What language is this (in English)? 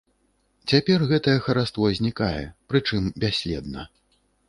Belarusian